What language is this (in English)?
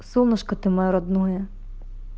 Russian